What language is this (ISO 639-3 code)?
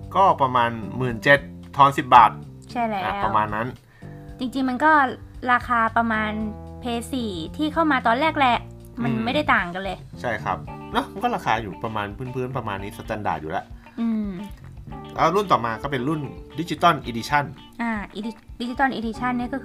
tha